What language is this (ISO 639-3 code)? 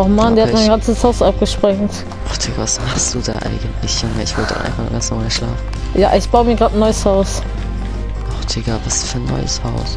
deu